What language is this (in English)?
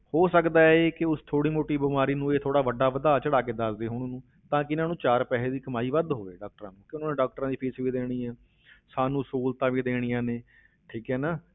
Punjabi